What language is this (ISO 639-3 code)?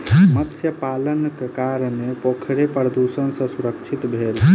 mai